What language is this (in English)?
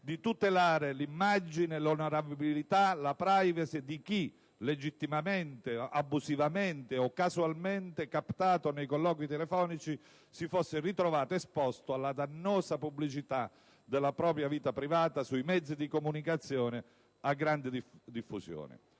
Italian